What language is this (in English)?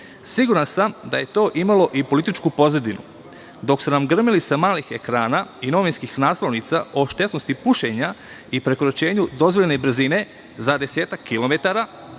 Serbian